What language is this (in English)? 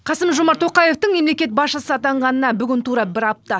Kazakh